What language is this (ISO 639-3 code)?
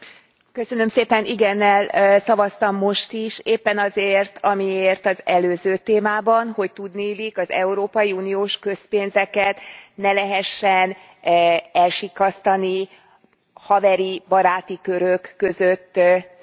hun